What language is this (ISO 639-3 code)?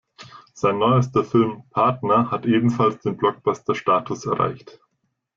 deu